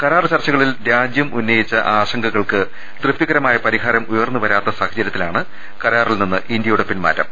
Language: Malayalam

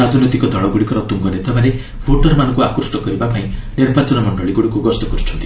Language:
Odia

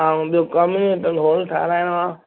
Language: Sindhi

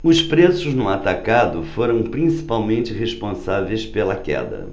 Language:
Portuguese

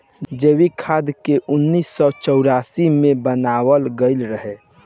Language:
Bhojpuri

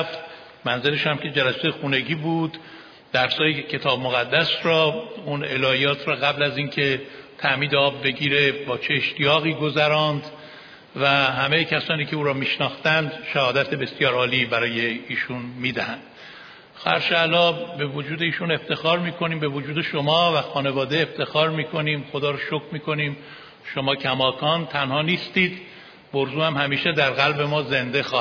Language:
Persian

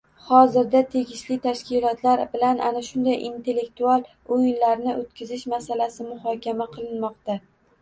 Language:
Uzbek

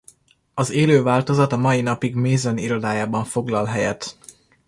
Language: Hungarian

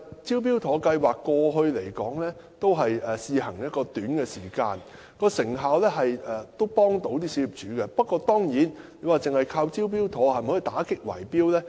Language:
Cantonese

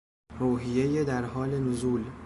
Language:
Persian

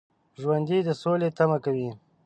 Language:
Pashto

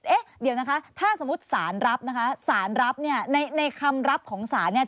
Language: Thai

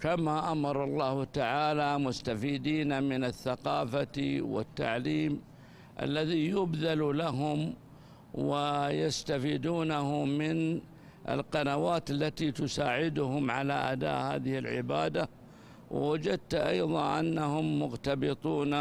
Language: Arabic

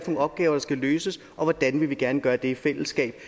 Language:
Danish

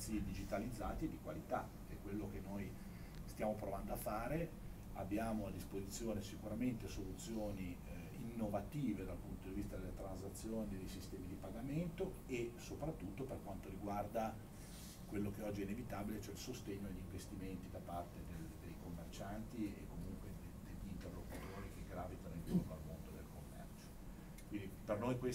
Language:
Italian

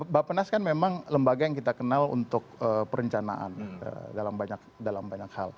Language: Indonesian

